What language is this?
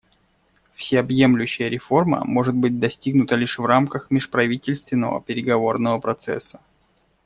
Russian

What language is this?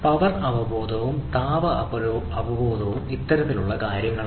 Malayalam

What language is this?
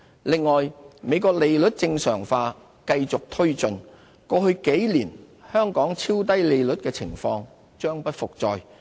Cantonese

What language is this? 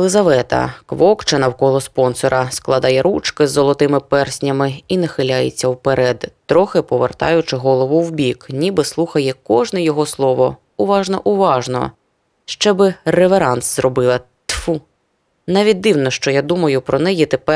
Ukrainian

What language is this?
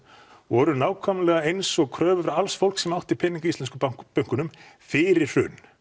Icelandic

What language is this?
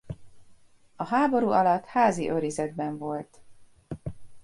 Hungarian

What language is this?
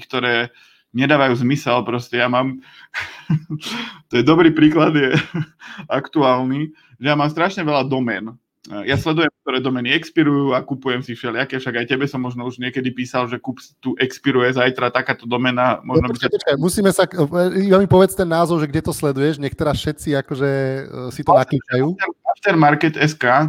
Slovak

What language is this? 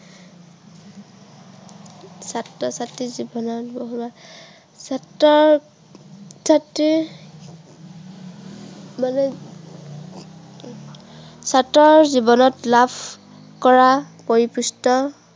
Assamese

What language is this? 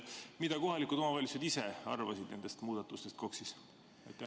Estonian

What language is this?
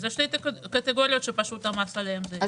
Hebrew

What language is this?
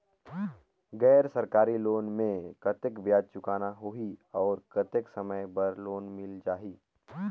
Chhattisgarhi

